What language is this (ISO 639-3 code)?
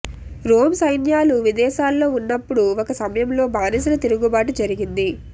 tel